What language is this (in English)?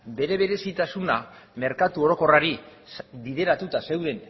Basque